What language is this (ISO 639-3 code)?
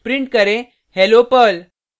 hin